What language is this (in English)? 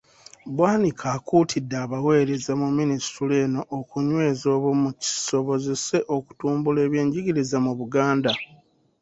Ganda